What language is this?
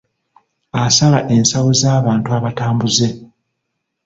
Ganda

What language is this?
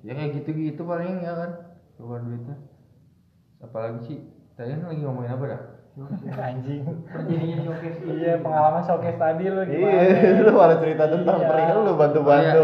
Indonesian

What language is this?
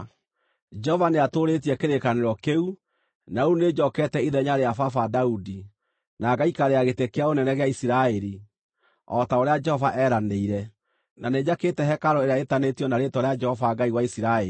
Kikuyu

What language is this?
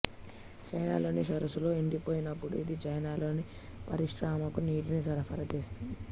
Telugu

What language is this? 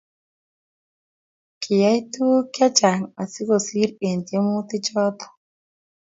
Kalenjin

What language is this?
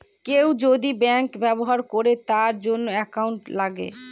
Bangla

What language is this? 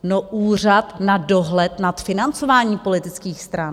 Czech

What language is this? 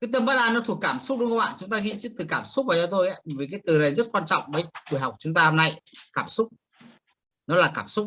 Vietnamese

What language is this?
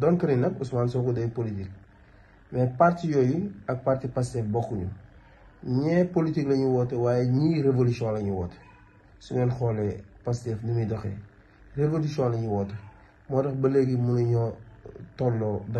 Arabic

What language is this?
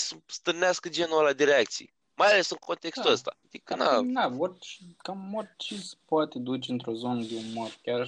Romanian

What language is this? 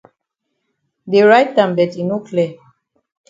Cameroon Pidgin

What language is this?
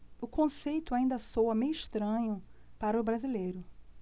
Portuguese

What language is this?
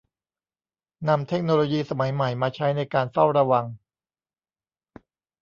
Thai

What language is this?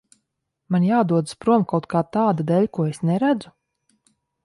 Latvian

